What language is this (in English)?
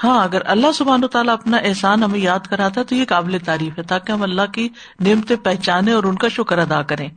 Urdu